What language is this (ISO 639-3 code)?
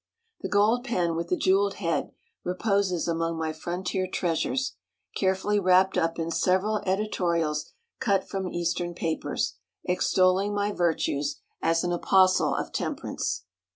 eng